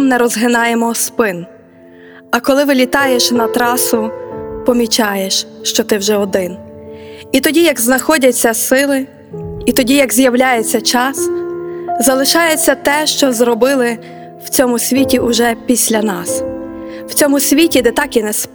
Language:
Ukrainian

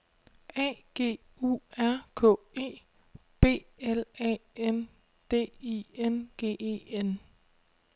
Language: Danish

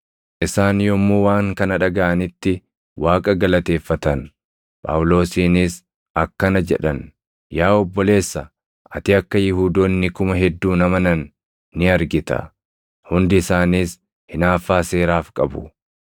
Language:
Oromo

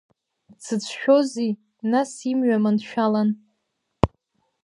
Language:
Abkhazian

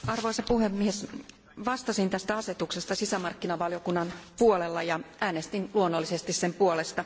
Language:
Finnish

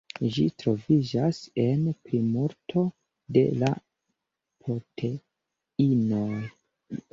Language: Esperanto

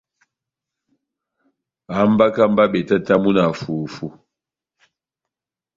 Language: Batanga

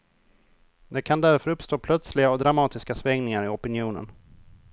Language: Swedish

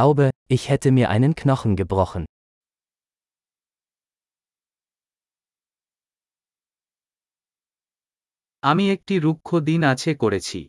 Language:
Bangla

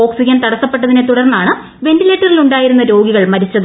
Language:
Malayalam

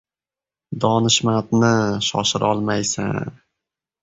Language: Uzbek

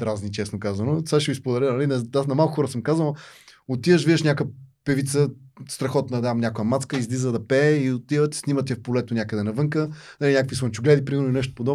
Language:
Bulgarian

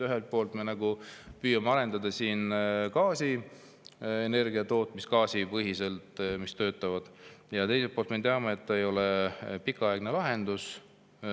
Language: Estonian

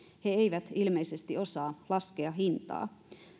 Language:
Finnish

